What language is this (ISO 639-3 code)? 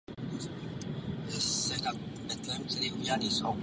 ces